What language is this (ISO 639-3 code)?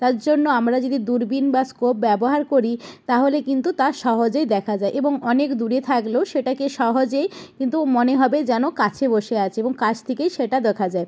ben